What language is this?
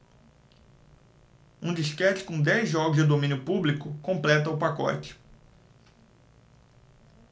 Portuguese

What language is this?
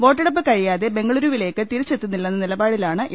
Malayalam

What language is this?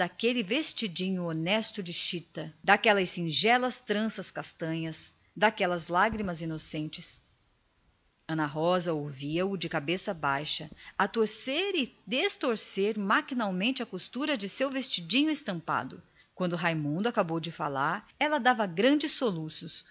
Portuguese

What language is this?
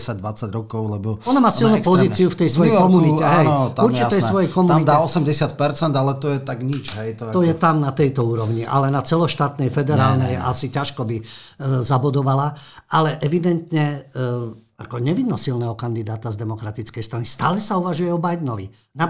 Slovak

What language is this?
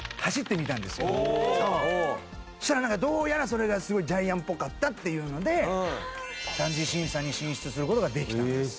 Japanese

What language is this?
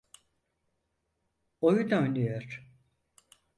Turkish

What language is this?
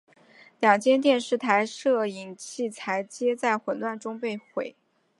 Chinese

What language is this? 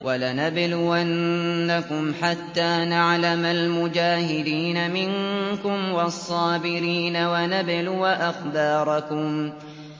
Arabic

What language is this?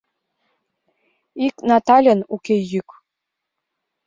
Mari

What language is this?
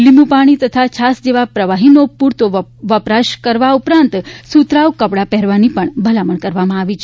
Gujarati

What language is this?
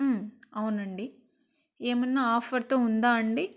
Telugu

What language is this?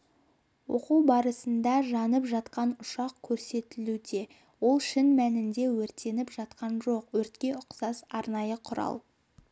Kazakh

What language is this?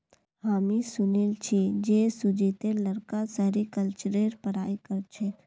Magahi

